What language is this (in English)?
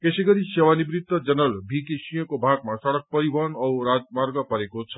Nepali